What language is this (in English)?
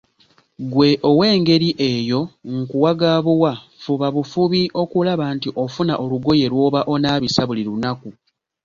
Ganda